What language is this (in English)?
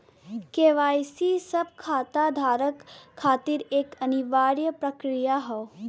Bhojpuri